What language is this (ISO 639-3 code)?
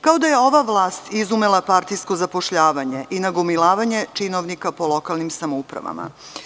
srp